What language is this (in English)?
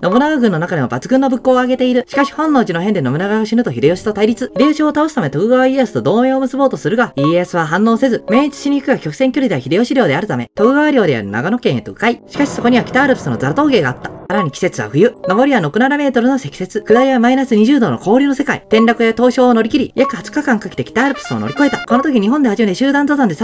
Japanese